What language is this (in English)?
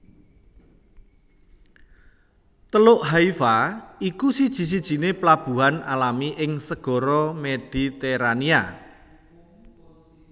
Javanese